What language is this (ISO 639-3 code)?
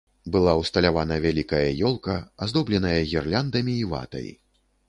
bel